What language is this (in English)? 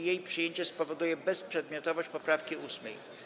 Polish